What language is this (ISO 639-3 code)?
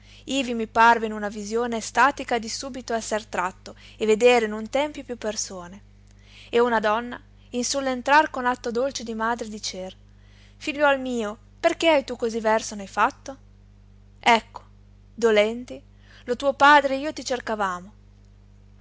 ita